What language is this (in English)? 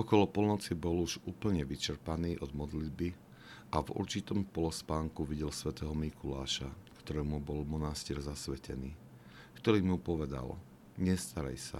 Slovak